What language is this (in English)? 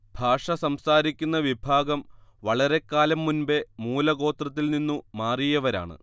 Malayalam